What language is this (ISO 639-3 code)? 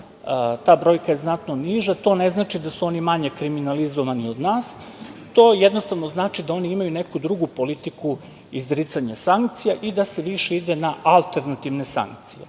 srp